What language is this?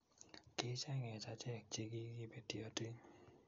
Kalenjin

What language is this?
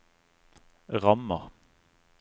Norwegian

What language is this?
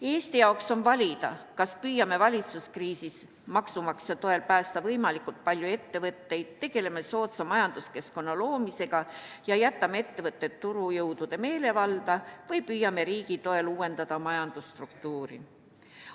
Estonian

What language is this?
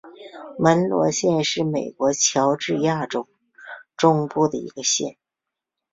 Chinese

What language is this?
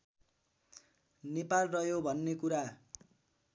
Nepali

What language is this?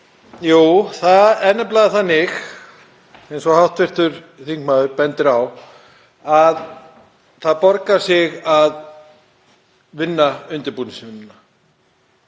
Icelandic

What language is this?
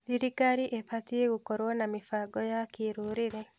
Kikuyu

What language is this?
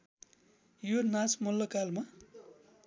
Nepali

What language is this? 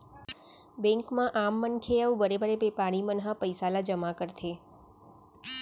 Chhattisgarhi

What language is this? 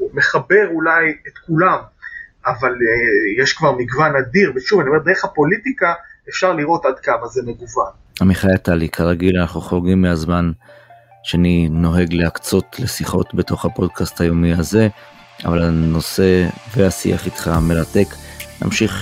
Hebrew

